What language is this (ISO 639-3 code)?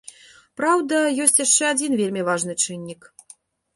bel